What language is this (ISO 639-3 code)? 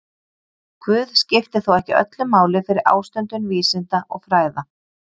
isl